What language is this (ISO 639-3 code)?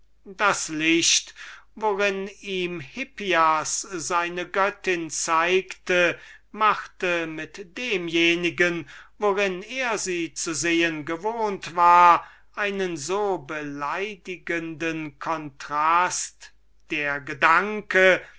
deu